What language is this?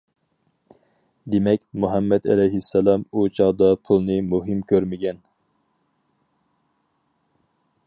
Uyghur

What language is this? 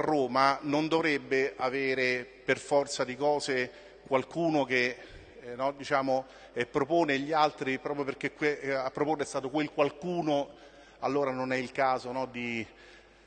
Italian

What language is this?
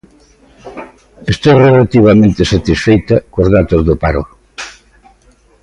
Galician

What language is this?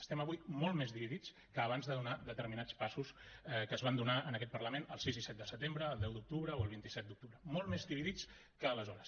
Catalan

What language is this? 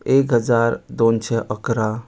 Konkani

